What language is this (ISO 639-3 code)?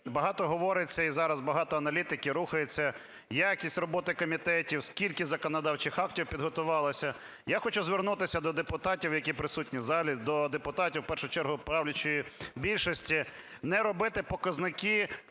ukr